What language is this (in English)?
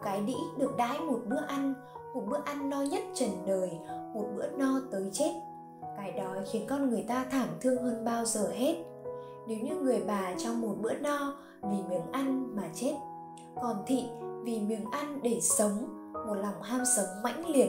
Vietnamese